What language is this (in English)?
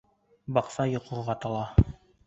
Bashkir